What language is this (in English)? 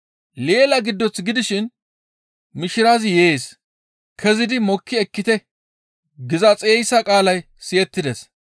Gamo